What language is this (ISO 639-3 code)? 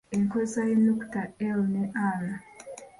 lug